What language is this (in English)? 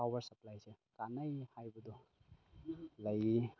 Manipuri